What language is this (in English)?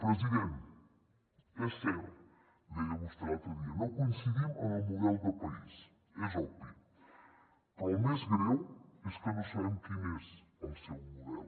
Catalan